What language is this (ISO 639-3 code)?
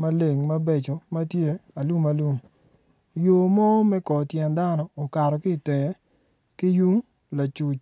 ach